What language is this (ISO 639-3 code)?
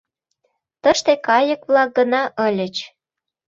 chm